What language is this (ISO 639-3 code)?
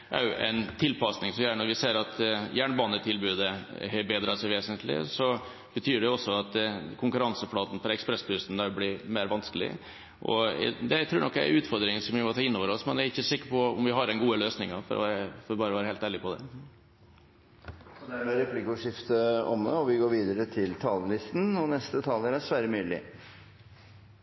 nor